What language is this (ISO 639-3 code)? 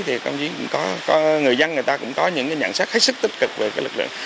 vie